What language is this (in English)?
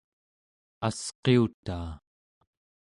Central Yupik